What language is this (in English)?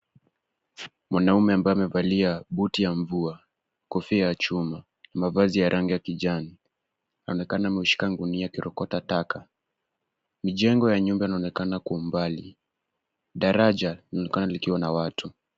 Swahili